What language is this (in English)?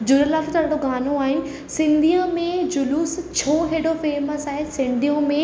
Sindhi